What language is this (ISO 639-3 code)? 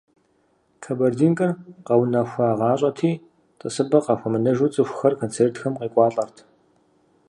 kbd